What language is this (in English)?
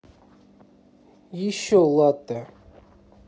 Russian